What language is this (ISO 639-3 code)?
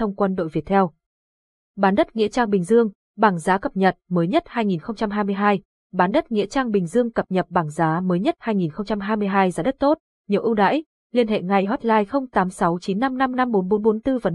vie